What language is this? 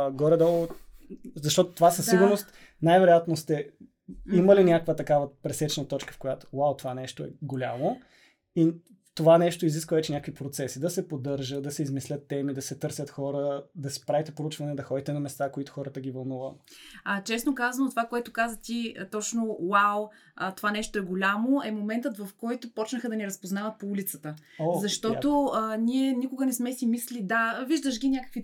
Bulgarian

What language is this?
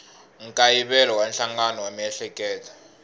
Tsonga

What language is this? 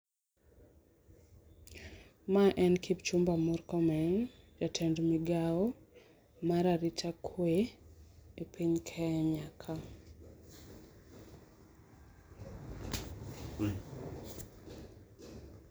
Luo (Kenya and Tanzania)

